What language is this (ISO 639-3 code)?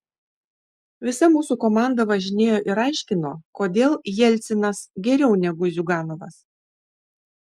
lit